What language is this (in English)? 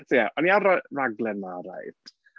Welsh